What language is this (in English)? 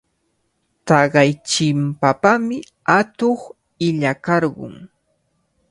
Cajatambo North Lima Quechua